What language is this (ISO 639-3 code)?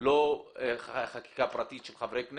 heb